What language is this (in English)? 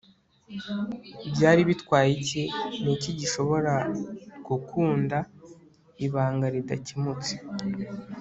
Kinyarwanda